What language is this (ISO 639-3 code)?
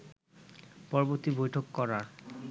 ben